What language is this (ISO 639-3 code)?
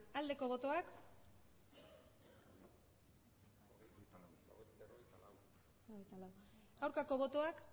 eus